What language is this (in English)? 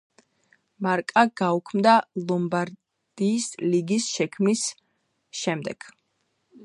Georgian